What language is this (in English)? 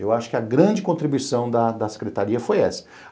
Portuguese